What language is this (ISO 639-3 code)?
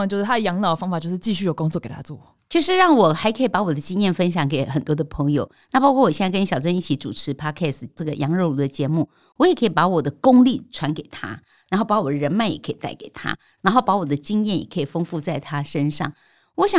zho